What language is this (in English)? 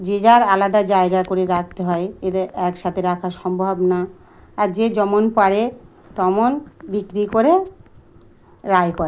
Bangla